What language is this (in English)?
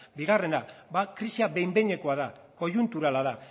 Basque